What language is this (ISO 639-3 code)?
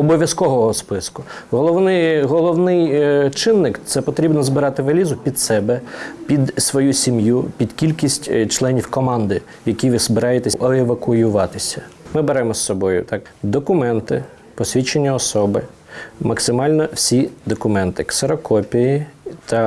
ukr